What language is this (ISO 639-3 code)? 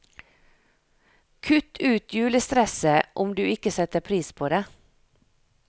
nor